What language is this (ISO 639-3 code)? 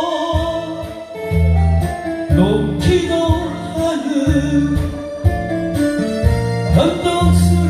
nld